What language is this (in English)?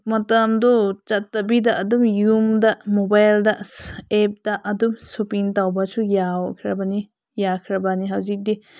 Manipuri